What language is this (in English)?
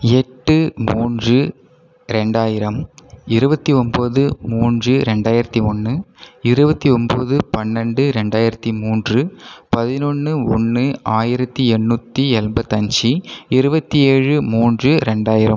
Tamil